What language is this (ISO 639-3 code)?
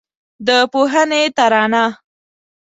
pus